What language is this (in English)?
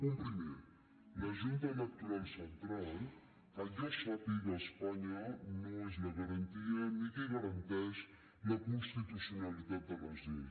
Catalan